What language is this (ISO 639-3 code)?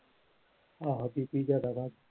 pan